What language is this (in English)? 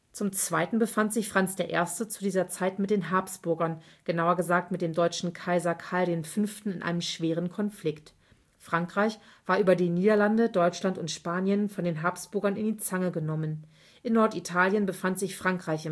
German